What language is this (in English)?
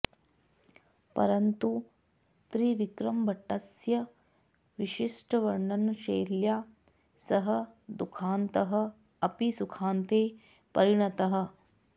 Sanskrit